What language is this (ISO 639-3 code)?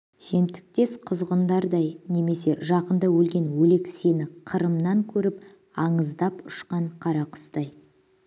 kaz